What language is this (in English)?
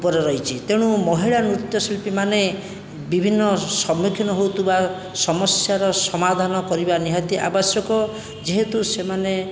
Odia